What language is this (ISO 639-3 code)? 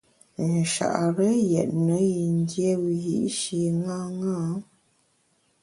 bax